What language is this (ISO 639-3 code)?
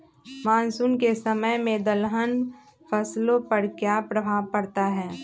mag